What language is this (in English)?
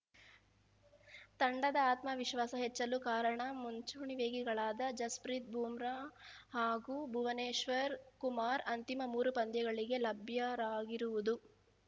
Kannada